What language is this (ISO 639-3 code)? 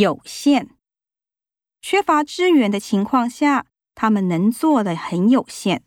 jpn